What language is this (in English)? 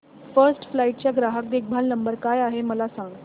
Marathi